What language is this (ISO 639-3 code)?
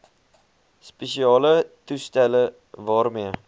afr